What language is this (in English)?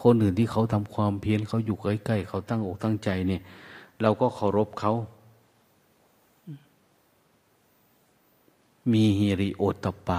Thai